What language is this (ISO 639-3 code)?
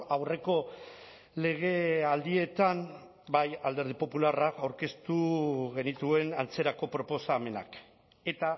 eus